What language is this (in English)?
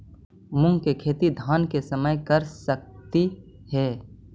Magahi